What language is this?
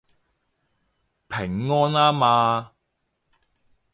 Cantonese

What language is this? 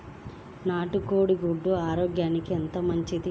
Telugu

